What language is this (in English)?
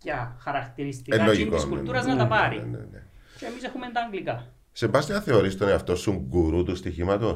Greek